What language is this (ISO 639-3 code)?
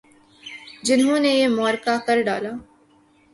urd